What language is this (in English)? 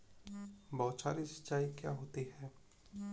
Hindi